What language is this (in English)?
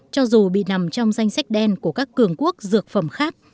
Vietnamese